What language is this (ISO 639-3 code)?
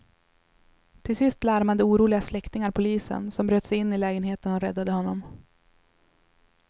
swe